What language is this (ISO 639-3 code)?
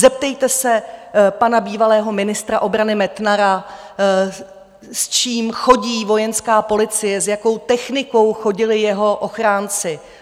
ces